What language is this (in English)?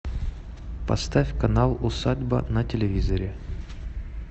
Russian